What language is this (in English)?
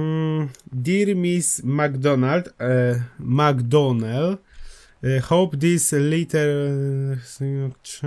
Polish